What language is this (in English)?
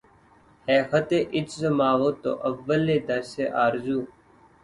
Urdu